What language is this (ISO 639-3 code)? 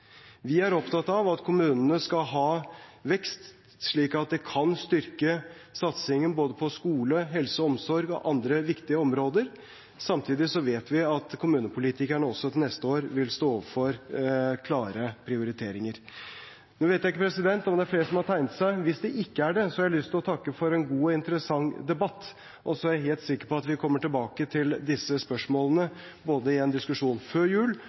nob